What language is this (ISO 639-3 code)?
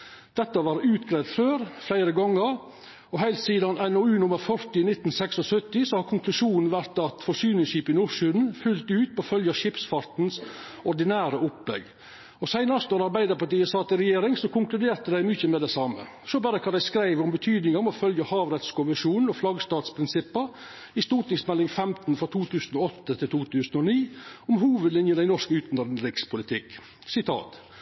nno